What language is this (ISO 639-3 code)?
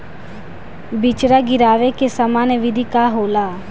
bho